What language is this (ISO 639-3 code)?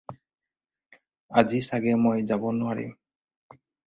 asm